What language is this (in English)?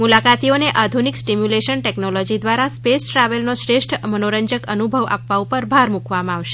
Gujarati